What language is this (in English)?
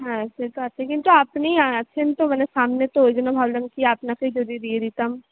Bangla